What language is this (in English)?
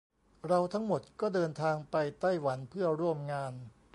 Thai